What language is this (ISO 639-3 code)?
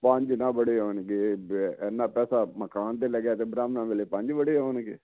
pan